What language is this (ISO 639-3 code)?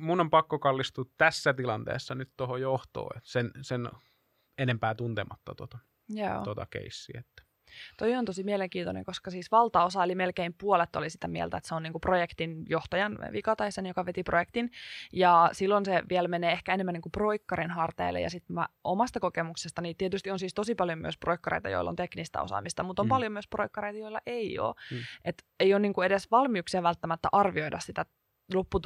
fin